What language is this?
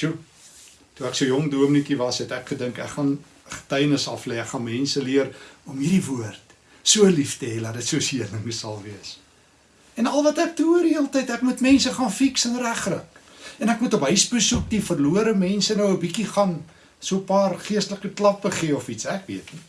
Dutch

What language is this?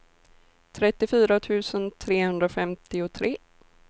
Swedish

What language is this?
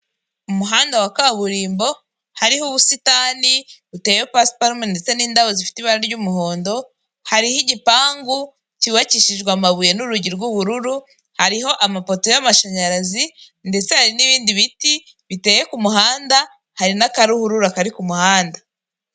Kinyarwanda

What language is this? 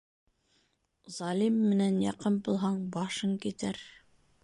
Bashkir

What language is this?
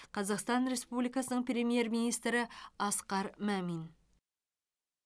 Kazakh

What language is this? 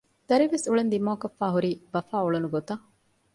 Divehi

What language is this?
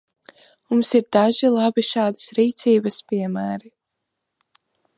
Latvian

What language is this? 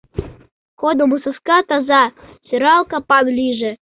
Mari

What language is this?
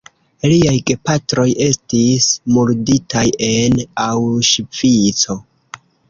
Esperanto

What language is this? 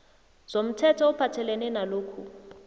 South Ndebele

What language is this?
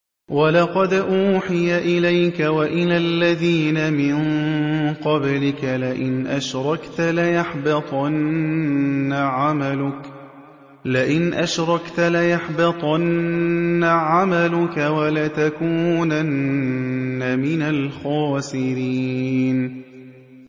Arabic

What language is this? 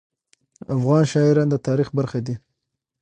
Pashto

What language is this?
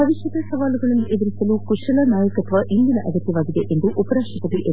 Kannada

